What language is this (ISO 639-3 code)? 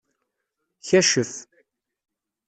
kab